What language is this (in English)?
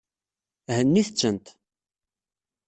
Kabyle